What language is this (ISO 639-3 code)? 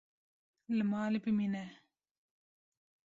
kur